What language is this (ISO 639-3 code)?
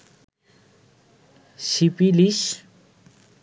ben